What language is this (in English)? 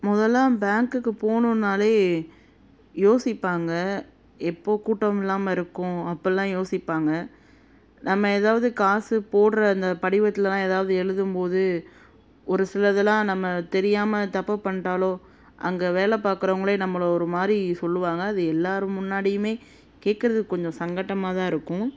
Tamil